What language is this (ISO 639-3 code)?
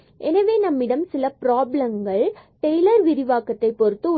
tam